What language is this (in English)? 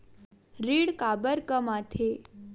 Chhattisgarhi